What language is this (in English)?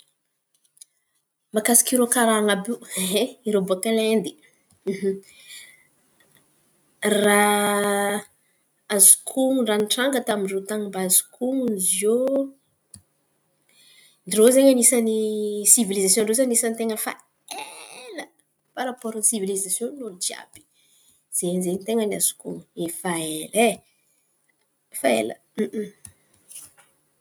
Antankarana Malagasy